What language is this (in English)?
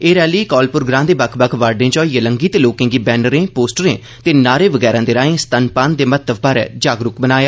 Dogri